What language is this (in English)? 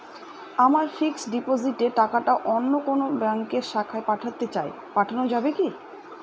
Bangla